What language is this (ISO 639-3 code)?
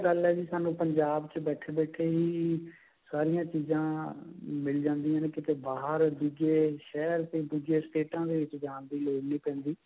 pan